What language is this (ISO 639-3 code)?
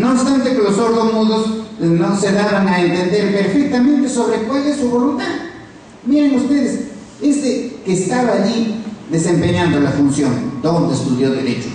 spa